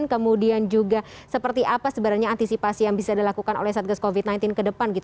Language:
Indonesian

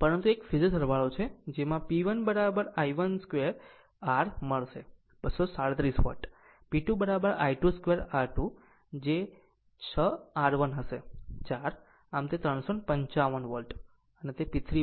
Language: Gujarati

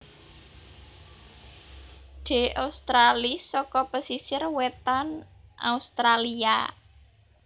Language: Javanese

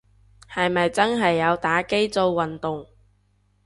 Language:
Cantonese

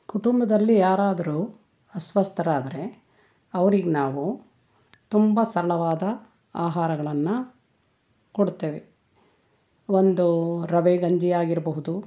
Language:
Kannada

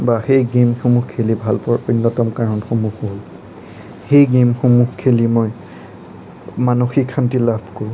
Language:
Assamese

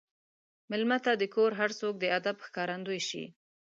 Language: Pashto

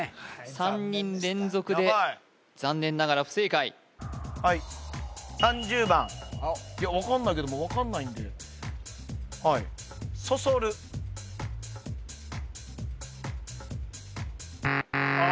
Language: Japanese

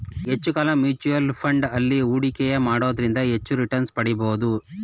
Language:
Kannada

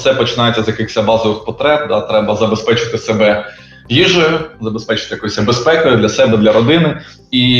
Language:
Ukrainian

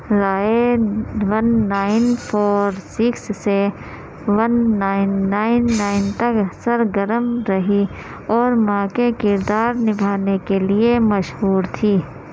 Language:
Urdu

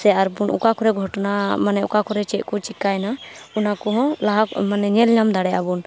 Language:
Santali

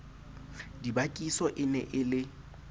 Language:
Southern Sotho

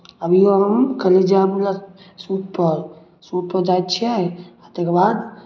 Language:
Maithili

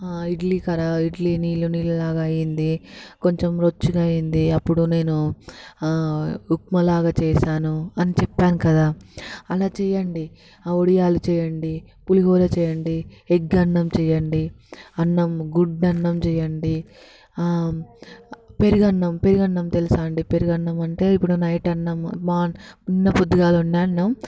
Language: Telugu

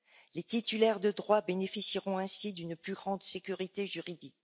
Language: French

